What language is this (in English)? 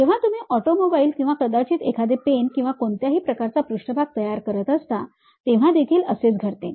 Marathi